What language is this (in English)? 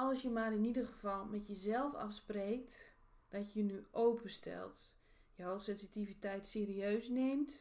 Dutch